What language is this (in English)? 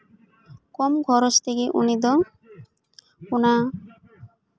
Santali